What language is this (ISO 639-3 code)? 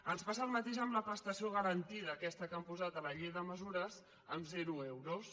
cat